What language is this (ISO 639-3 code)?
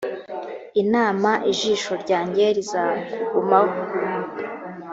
kin